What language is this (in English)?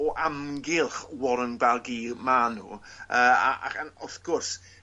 Welsh